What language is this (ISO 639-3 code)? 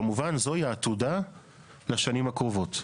heb